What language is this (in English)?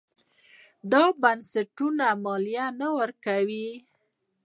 Pashto